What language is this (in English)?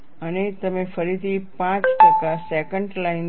Gujarati